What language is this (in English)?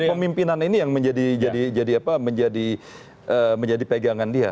Indonesian